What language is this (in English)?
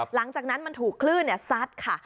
Thai